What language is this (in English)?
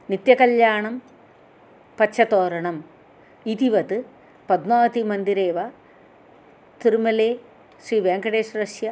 Sanskrit